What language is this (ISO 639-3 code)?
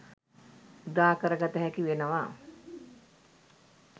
sin